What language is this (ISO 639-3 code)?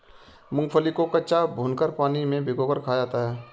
hin